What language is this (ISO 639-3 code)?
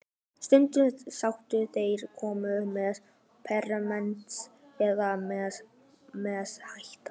isl